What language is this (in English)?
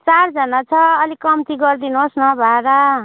Nepali